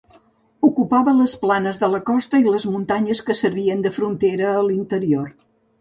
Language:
Catalan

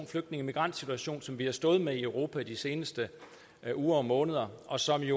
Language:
Danish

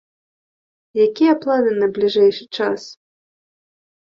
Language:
Belarusian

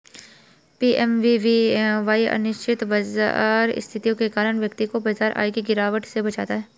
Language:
Hindi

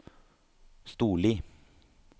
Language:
Norwegian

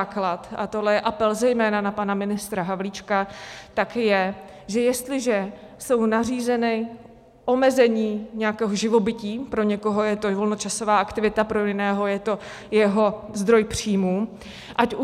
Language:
Czech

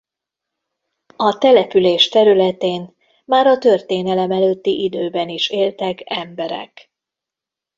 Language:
Hungarian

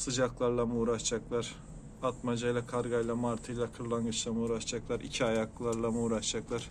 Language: Turkish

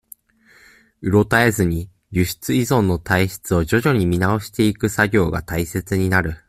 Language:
Japanese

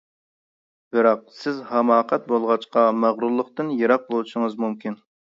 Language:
Uyghur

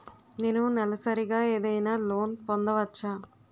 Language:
Telugu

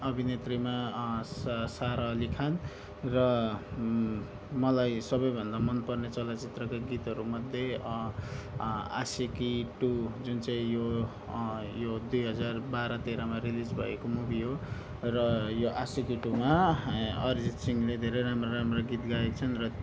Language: Nepali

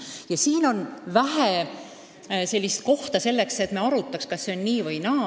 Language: Estonian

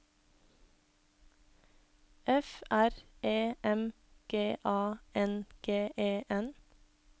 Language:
Norwegian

